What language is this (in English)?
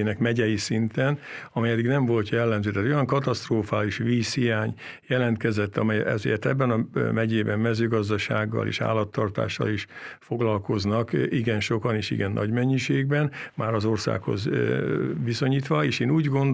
Hungarian